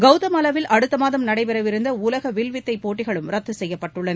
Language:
Tamil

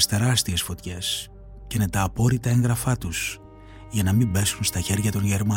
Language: Greek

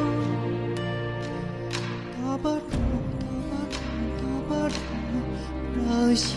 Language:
Chinese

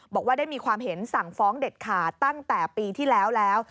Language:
Thai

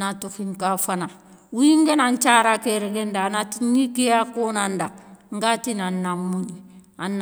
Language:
Soninke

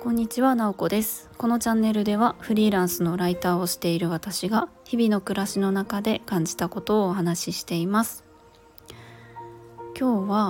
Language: Japanese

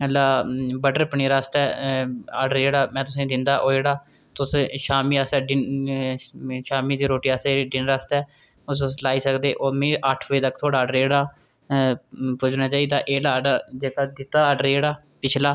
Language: Dogri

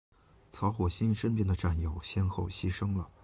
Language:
Chinese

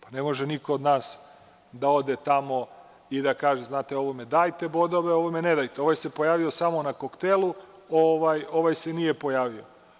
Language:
Serbian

